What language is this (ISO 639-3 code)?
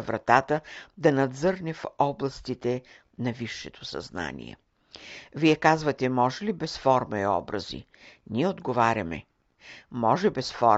bul